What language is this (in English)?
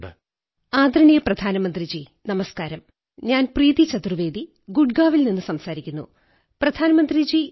Malayalam